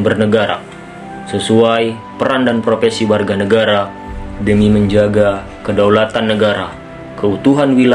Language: Indonesian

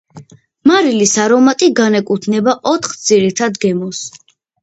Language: Georgian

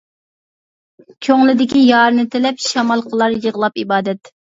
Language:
Uyghur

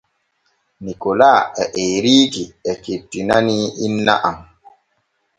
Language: Borgu Fulfulde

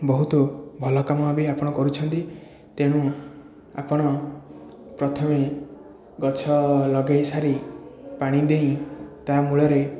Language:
Odia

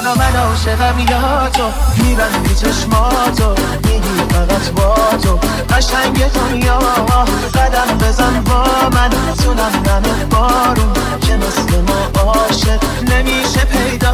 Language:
Persian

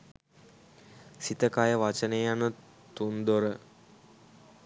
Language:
Sinhala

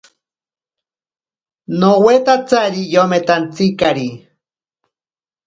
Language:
Ashéninka Perené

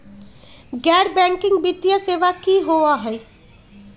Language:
Magahi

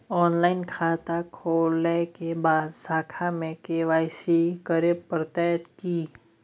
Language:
Maithili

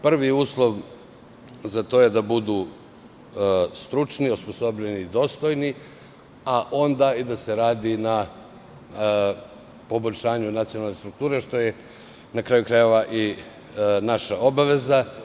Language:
Serbian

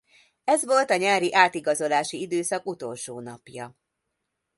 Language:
Hungarian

